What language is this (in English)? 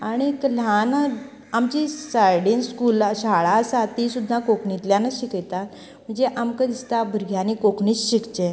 Konkani